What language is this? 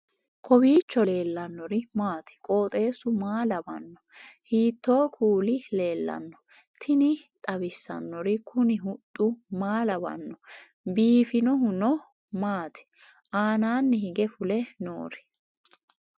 Sidamo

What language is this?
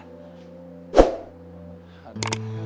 Indonesian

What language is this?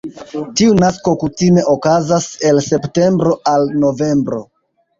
Esperanto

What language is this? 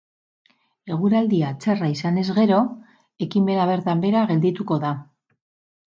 Basque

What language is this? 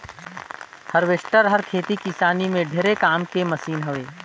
Chhattisgarhi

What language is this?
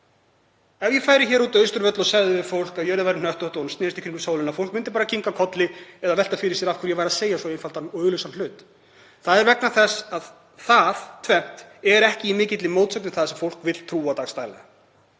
Icelandic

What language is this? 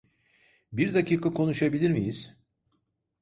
Turkish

